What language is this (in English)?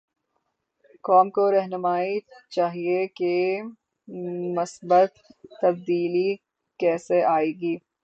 Urdu